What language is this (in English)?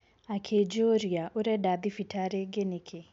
Kikuyu